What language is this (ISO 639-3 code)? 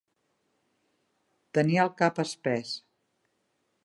cat